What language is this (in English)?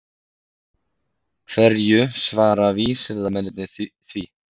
Icelandic